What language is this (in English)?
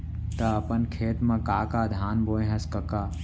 Chhattisgarhi